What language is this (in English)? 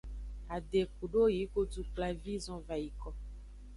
Aja (Benin)